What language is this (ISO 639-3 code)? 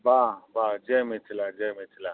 mai